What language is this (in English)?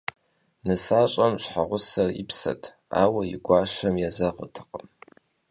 Kabardian